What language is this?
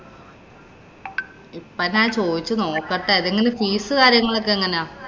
Malayalam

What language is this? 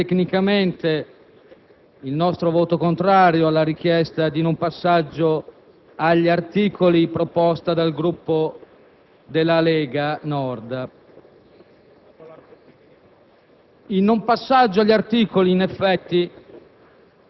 Italian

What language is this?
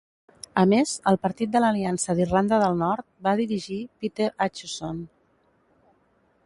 Catalan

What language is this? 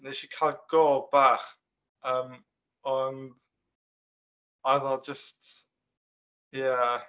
Welsh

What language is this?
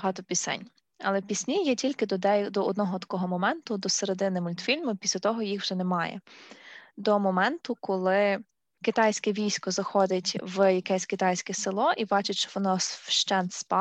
Ukrainian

